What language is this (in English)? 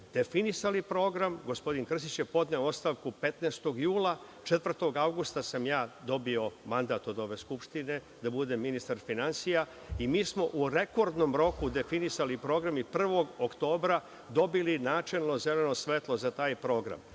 Serbian